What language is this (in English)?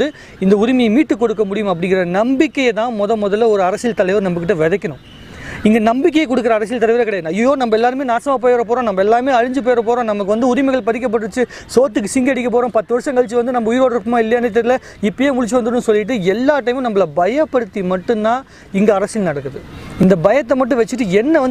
Dutch